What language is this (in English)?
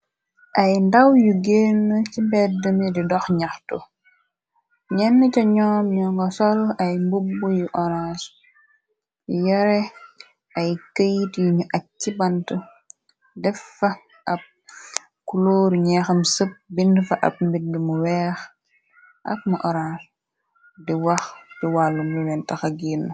Wolof